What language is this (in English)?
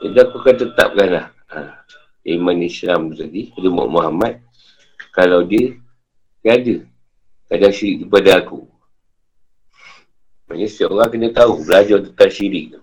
Malay